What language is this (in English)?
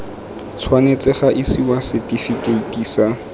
Tswana